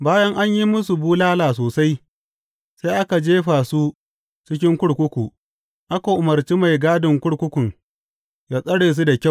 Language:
Hausa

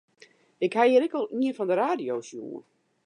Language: Western Frisian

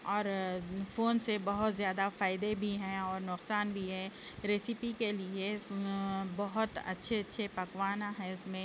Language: Urdu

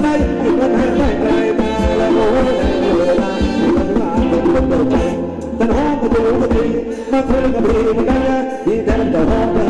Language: Indonesian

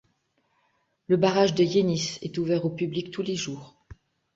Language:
French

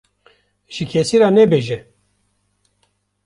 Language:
Kurdish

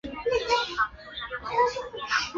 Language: Chinese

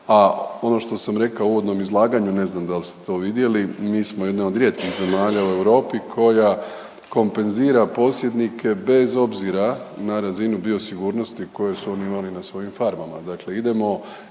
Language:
Croatian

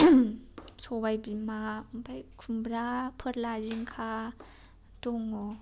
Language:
Bodo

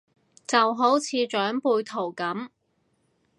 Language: Cantonese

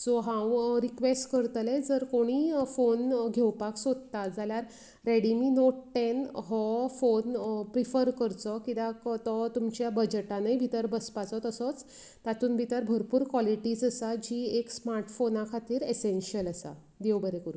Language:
Konkani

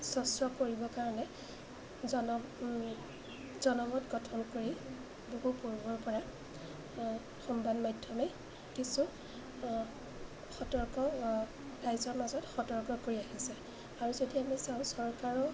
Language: Assamese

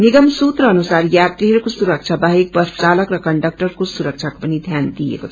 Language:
Nepali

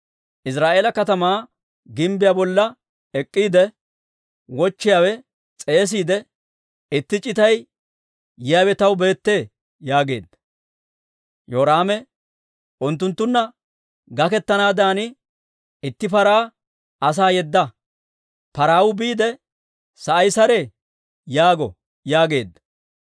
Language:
Dawro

